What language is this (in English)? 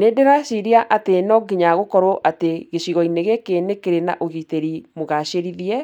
Kikuyu